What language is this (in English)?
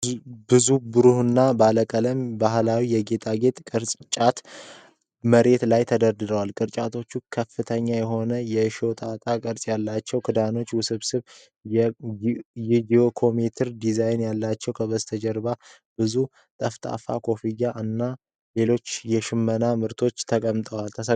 Amharic